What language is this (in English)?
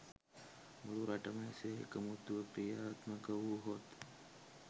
Sinhala